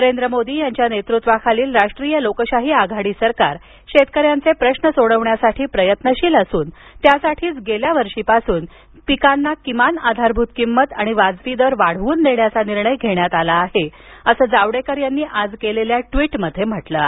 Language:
Marathi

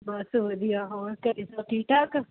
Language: Punjabi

